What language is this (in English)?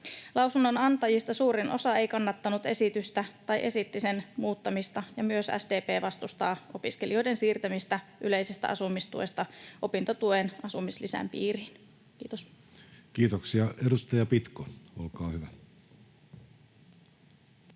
Finnish